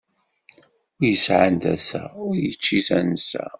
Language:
Kabyle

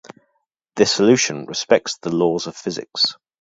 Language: English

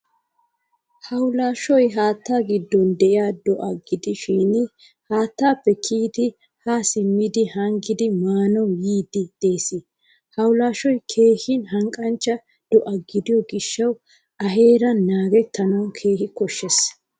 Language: Wolaytta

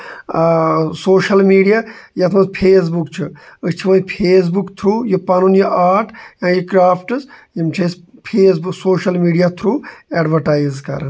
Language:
Kashmiri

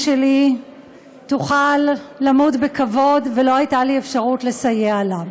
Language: Hebrew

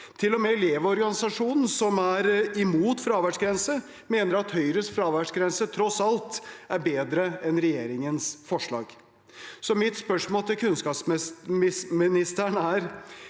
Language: Norwegian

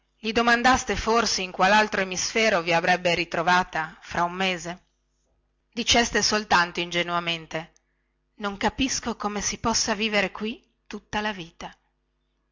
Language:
Italian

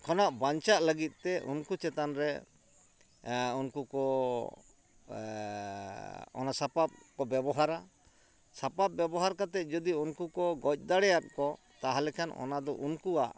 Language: Santali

